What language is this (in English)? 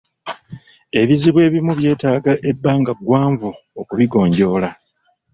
Ganda